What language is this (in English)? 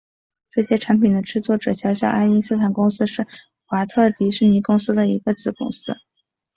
Chinese